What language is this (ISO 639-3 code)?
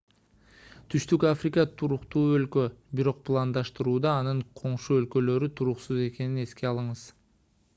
kir